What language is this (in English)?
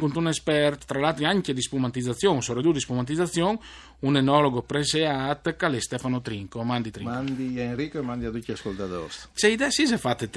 Italian